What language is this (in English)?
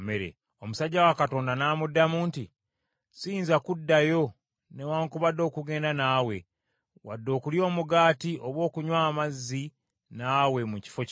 Ganda